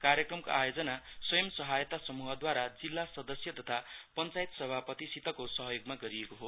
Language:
Nepali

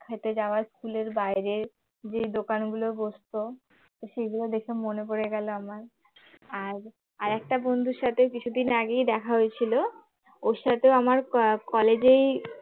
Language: Bangla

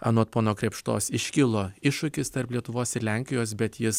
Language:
Lithuanian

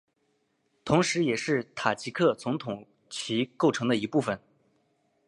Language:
Chinese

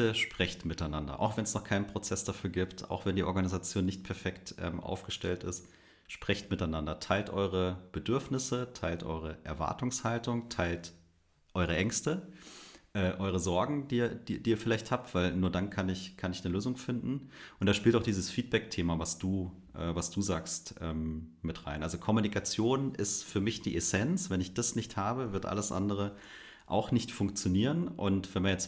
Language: German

